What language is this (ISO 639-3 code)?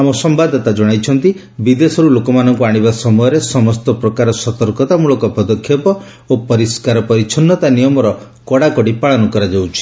ori